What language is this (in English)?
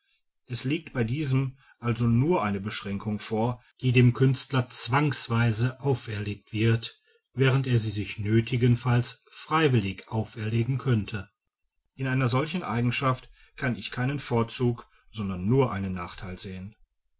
German